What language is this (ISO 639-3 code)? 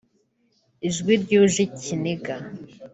kin